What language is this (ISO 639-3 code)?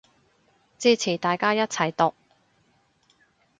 yue